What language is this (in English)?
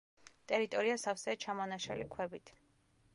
Georgian